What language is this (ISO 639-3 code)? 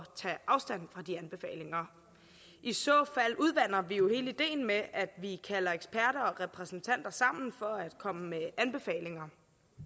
dan